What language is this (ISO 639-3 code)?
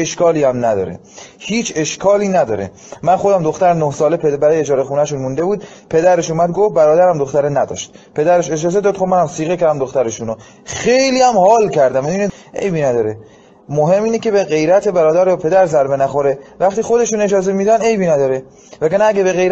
fas